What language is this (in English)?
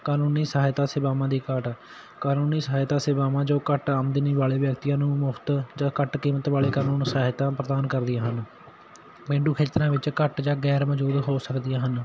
Punjabi